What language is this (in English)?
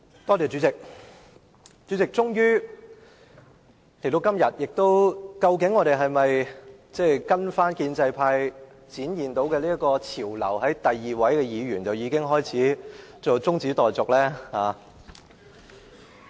Cantonese